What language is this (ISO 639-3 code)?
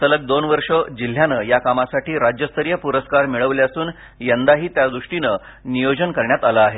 mar